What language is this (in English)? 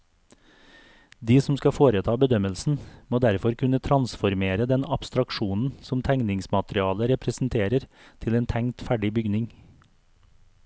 Norwegian